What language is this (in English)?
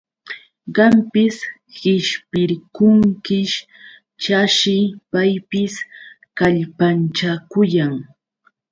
Yauyos Quechua